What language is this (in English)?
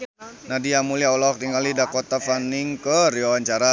Sundanese